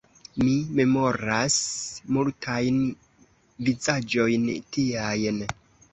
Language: Esperanto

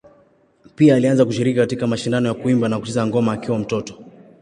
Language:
Swahili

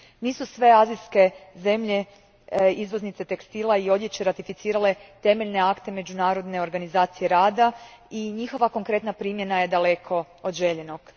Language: Croatian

